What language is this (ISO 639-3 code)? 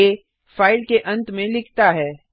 hin